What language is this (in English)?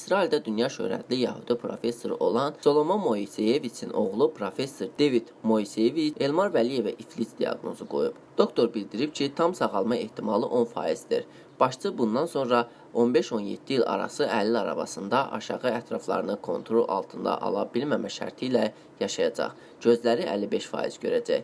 Azerbaijani